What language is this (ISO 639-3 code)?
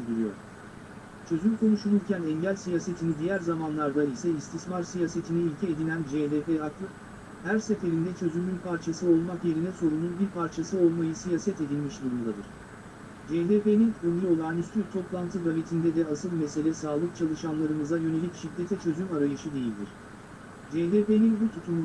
tur